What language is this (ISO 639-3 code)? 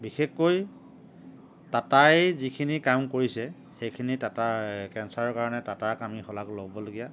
asm